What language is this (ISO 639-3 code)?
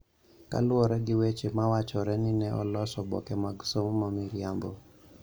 luo